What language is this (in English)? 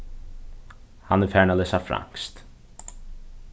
Faroese